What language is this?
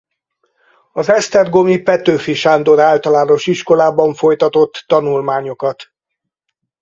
Hungarian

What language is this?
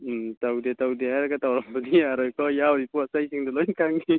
Manipuri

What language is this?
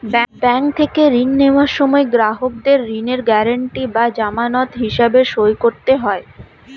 Bangla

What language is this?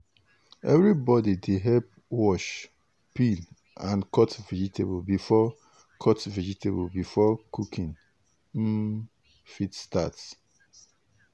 Nigerian Pidgin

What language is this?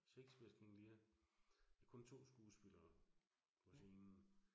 Danish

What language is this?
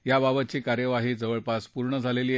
Marathi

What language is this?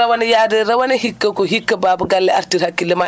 Fula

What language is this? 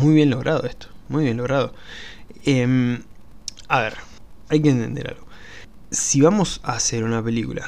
Spanish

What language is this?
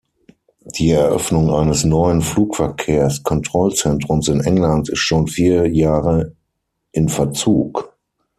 German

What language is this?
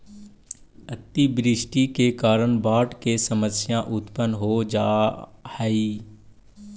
Magahi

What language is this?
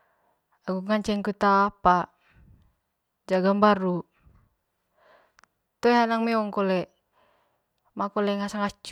Manggarai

